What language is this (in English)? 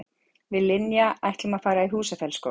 Icelandic